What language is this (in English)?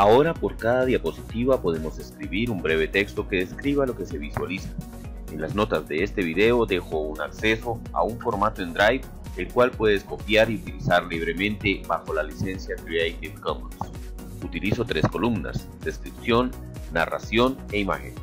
Spanish